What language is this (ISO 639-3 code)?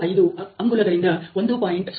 kan